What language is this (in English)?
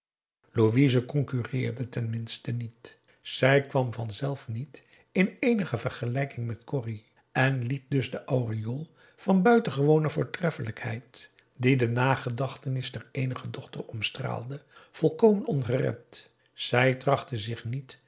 Dutch